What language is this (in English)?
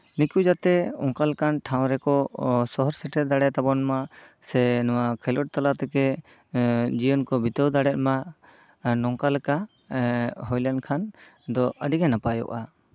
Santali